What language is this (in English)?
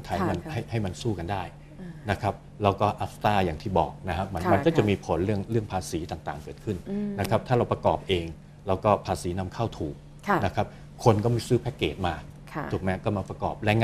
Thai